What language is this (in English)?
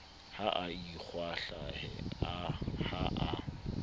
Southern Sotho